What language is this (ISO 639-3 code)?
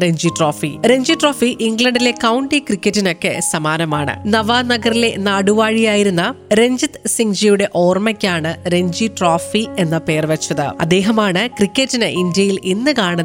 mal